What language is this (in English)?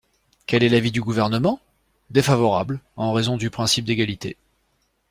French